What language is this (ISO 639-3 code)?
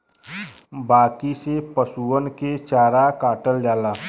bho